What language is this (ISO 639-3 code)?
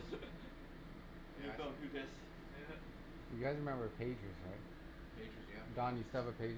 eng